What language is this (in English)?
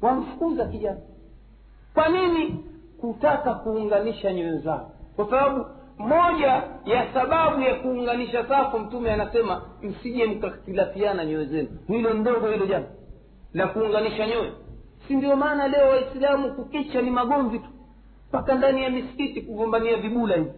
Swahili